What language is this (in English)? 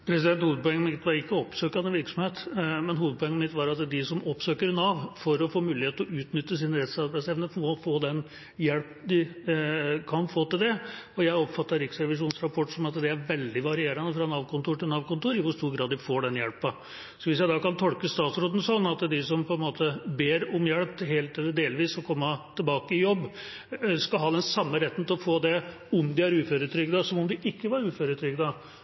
Norwegian Bokmål